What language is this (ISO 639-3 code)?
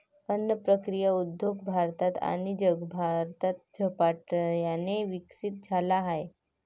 mar